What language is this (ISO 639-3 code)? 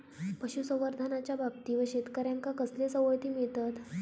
mar